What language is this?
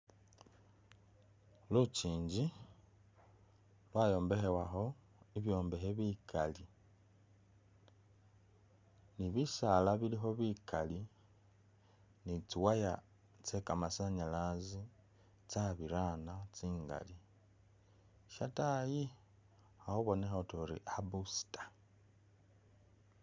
Masaaba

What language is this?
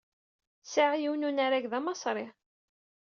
Kabyle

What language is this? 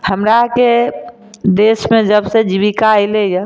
Maithili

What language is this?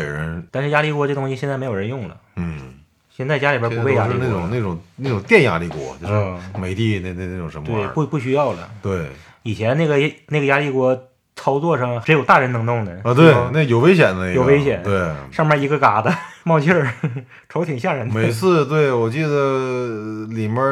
Chinese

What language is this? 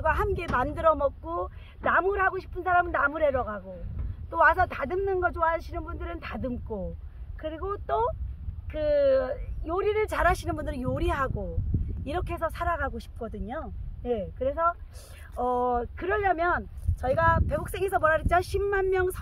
Korean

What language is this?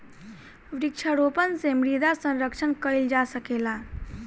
Bhojpuri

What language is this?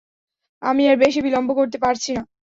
Bangla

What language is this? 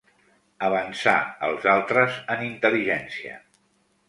Catalan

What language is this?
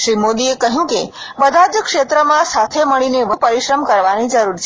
Gujarati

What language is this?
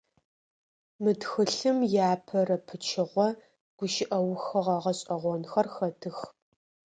Adyghe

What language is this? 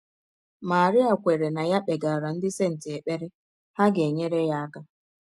Igbo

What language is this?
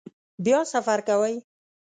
Pashto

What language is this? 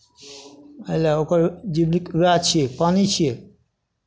Maithili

